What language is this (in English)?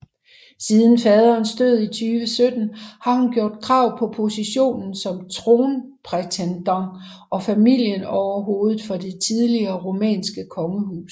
Danish